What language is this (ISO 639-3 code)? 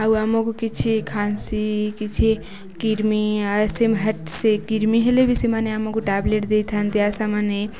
ori